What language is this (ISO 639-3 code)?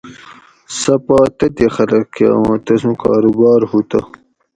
gwc